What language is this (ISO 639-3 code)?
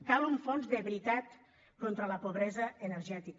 cat